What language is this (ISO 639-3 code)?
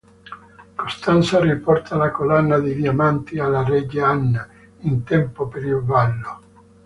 ita